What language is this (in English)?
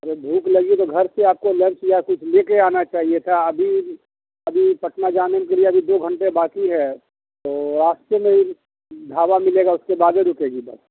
Urdu